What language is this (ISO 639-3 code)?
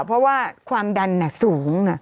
tha